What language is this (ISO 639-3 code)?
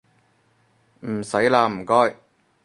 yue